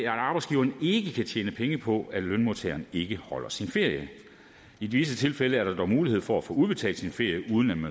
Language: Danish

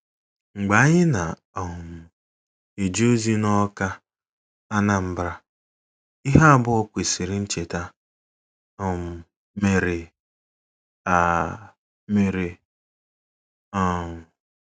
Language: Igbo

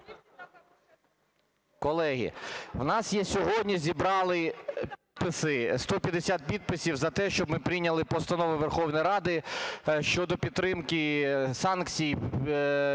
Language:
Ukrainian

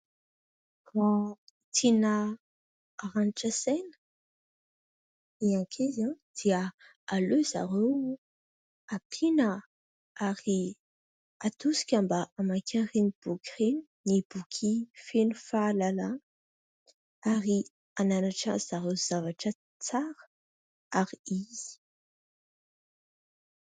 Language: Malagasy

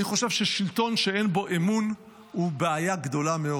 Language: Hebrew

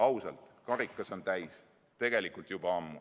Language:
Estonian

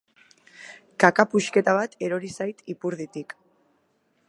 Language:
Basque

